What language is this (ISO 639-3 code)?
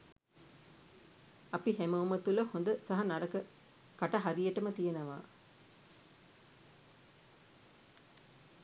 sin